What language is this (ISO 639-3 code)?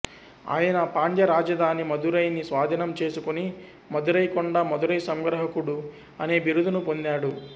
tel